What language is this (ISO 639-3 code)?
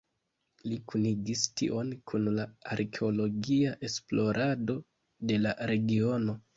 epo